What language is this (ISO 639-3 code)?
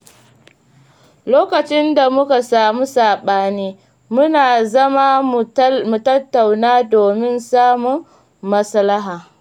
hau